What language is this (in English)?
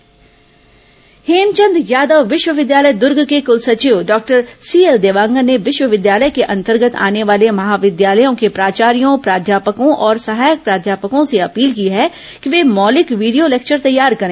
Hindi